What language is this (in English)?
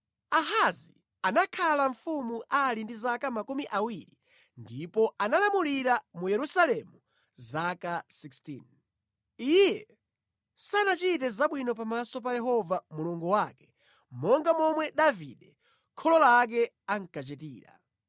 Nyanja